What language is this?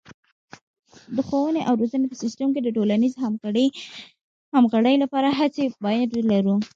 Pashto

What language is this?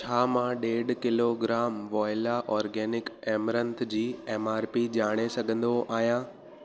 Sindhi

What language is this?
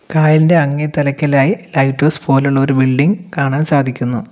Malayalam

